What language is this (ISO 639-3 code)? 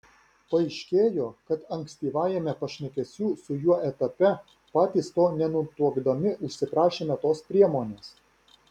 lit